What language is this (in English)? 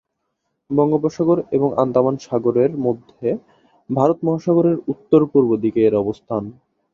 Bangla